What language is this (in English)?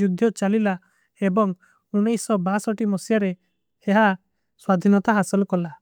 Kui (India)